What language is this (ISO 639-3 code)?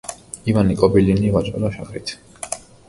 kat